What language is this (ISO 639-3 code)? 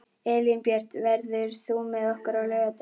isl